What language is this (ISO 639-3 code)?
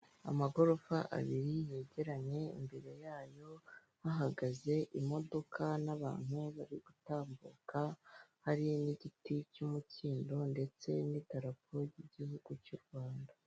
kin